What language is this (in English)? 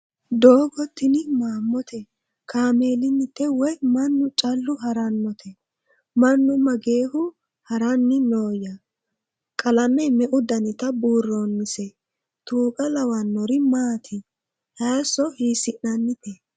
Sidamo